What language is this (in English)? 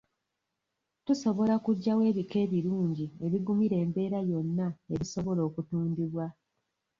Ganda